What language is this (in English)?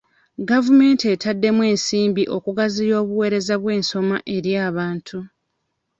Ganda